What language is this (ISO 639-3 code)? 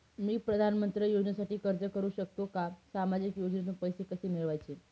mar